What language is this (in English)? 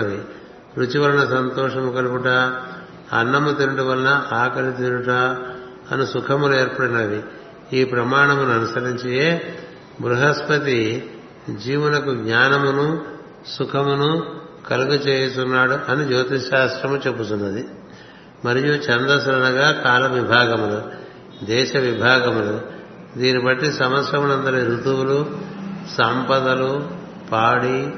Telugu